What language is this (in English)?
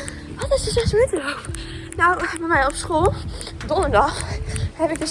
Dutch